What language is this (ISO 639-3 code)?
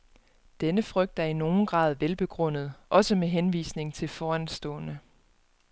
dan